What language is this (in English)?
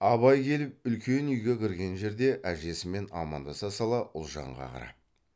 Kazakh